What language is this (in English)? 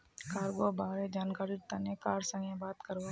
Magahi